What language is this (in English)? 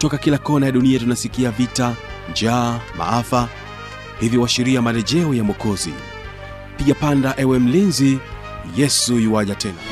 Swahili